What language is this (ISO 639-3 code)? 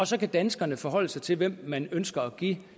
dan